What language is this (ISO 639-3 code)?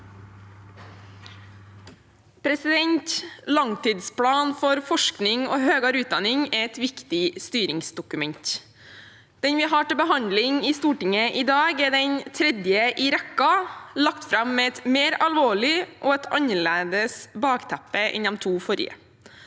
nor